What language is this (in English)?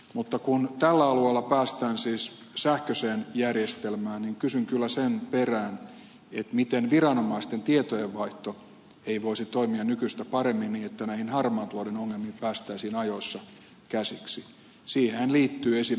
Finnish